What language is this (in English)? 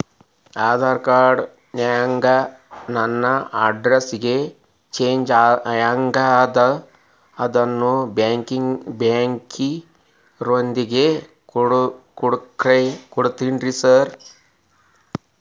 Kannada